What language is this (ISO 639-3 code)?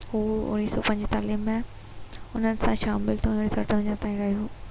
snd